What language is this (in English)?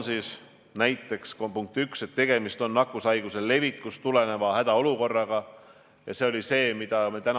Estonian